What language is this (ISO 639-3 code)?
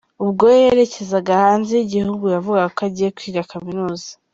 kin